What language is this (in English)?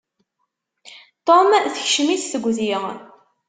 Kabyle